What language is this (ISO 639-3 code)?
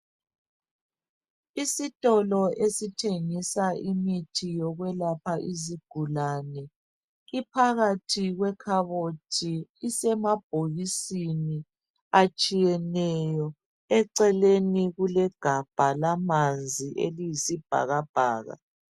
nde